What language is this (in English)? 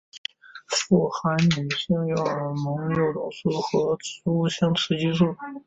Chinese